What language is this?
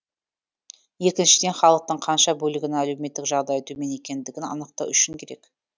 Kazakh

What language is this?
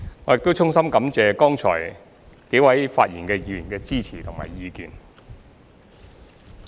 Cantonese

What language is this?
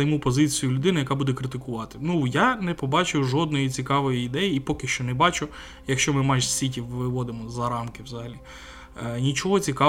Ukrainian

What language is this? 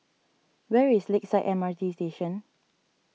English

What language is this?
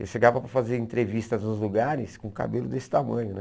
Portuguese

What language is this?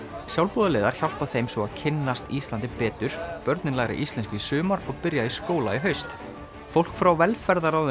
Icelandic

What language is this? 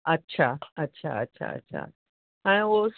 Sindhi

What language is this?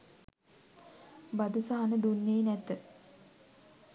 Sinhala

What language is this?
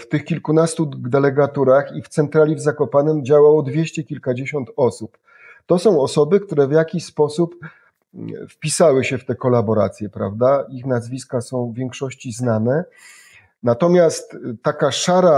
Polish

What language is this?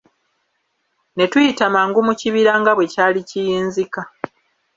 Ganda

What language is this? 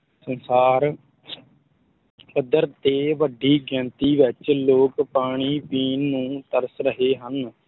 Punjabi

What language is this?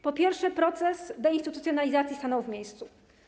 Polish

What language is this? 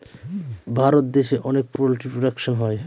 Bangla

